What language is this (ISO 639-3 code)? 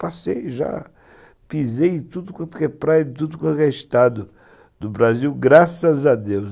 por